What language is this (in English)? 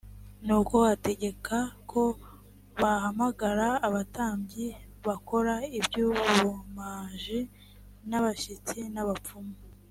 Kinyarwanda